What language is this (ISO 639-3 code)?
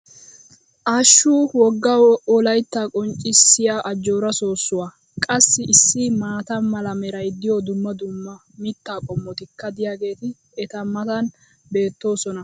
wal